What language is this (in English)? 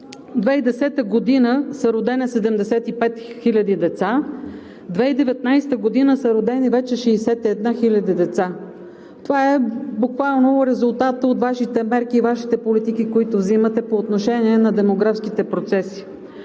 Bulgarian